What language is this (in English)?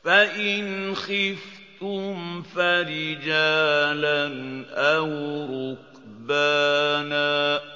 Arabic